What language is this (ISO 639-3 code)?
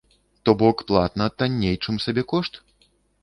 bel